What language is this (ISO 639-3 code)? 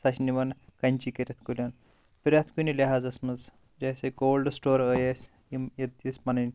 kas